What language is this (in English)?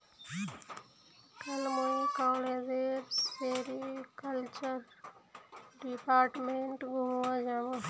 Magahi